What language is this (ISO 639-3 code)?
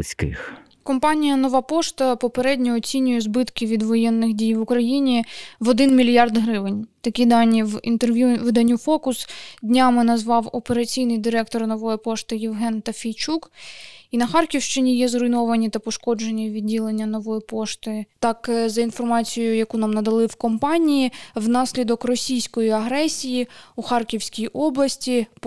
ukr